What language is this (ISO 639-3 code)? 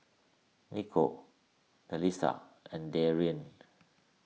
eng